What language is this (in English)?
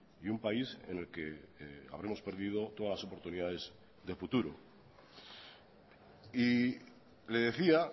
Spanish